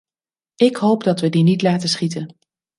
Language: Dutch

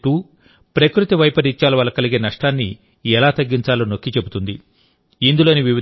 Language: Telugu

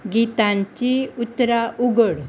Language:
Konkani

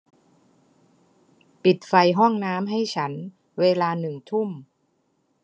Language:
Thai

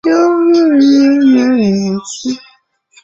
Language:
Chinese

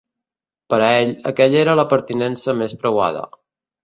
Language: Catalan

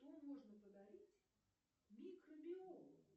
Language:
Russian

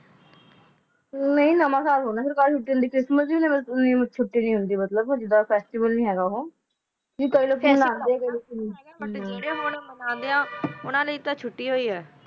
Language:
Punjabi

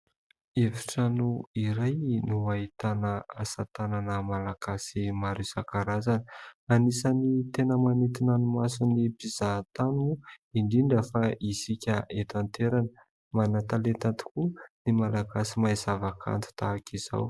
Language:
Malagasy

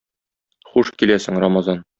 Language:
Tatar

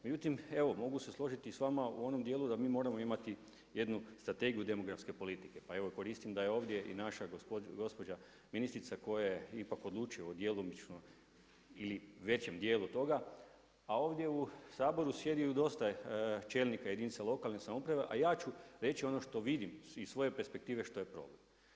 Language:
Croatian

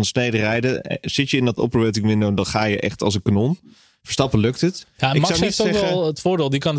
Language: Dutch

